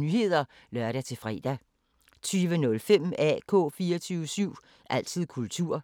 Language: Danish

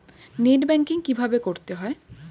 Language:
Bangla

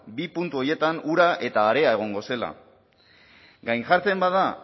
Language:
Basque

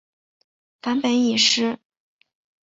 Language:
Chinese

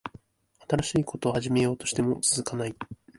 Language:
Japanese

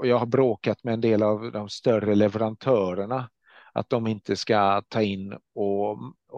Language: Swedish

